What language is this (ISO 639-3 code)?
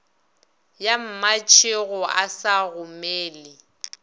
nso